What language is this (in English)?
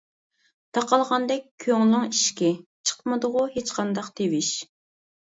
Uyghur